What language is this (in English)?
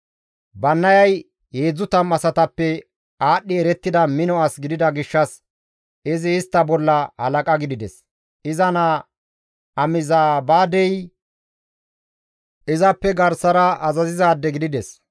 Gamo